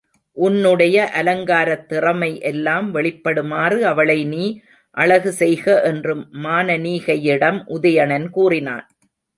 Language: Tamil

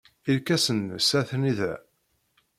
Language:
Kabyle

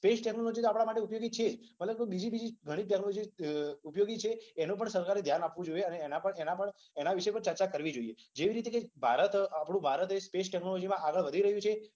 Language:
Gujarati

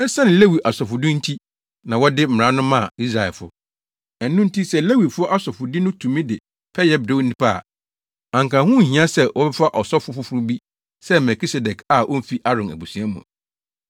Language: Akan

